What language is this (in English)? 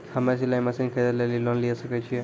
Maithili